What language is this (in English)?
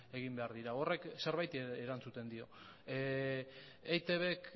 Basque